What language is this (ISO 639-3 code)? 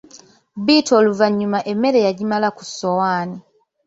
lug